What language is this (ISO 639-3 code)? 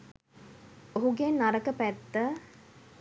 sin